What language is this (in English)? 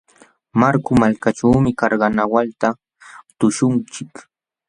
Jauja Wanca Quechua